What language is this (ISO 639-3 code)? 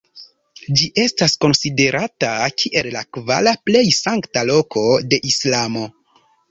epo